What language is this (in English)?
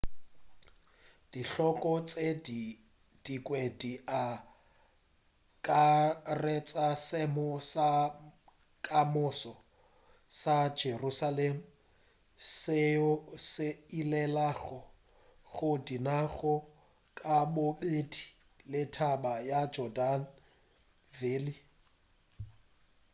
Northern Sotho